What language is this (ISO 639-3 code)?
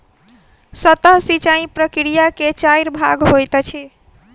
mai